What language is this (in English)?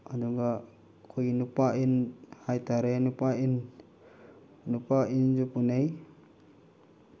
Manipuri